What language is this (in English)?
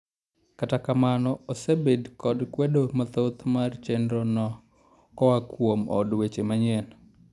Luo (Kenya and Tanzania)